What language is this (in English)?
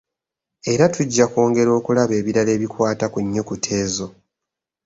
Ganda